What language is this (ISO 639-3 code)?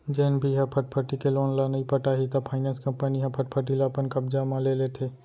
hne